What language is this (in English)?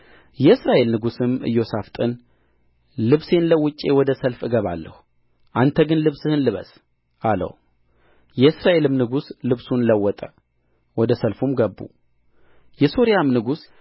Amharic